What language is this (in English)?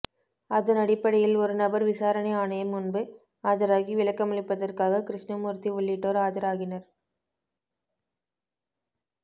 Tamil